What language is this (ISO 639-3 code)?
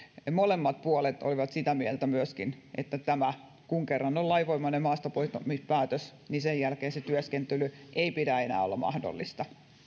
fin